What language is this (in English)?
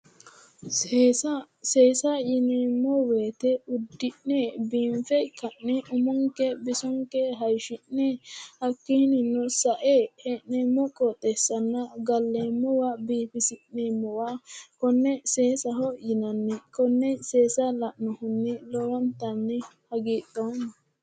Sidamo